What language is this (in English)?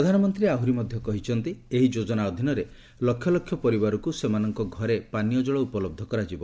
Odia